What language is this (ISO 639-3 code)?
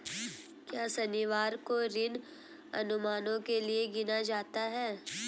hin